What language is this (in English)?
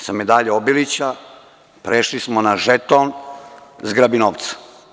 Serbian